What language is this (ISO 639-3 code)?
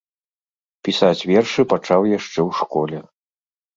bel